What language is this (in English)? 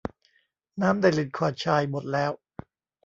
Thai